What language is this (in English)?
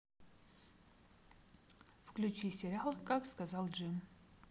Russian